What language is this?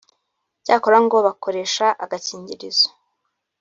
Kinyarwanda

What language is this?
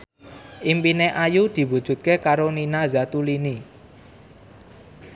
Javanese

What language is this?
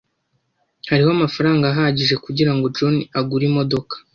Kinyarwanda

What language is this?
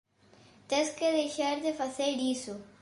Galician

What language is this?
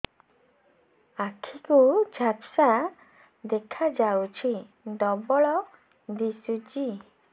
Odia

